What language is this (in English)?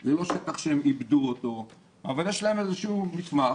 Hebrew